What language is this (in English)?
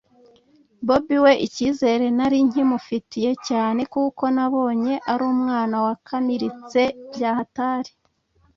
Kinyarwanda